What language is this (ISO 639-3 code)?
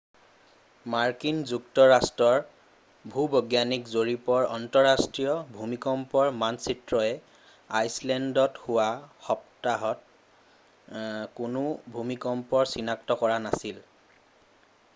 asm